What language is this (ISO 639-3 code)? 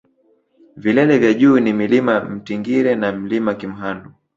swa